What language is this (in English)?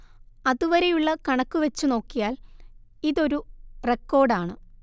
Malayalam